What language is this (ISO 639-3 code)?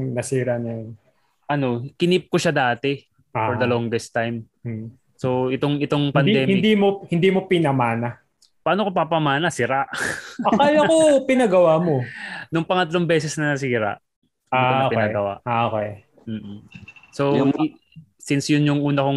fil